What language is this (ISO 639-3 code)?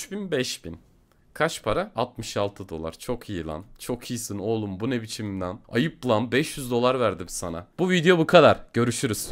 tur